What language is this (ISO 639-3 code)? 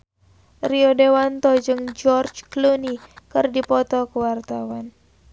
sun